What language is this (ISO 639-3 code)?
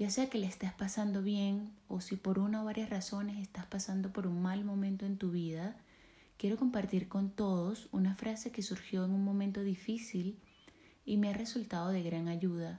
spa